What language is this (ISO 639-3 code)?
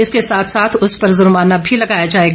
hin